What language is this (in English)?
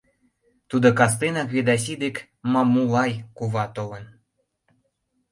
Mari